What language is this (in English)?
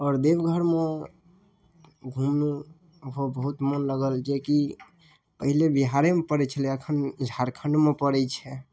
Maithili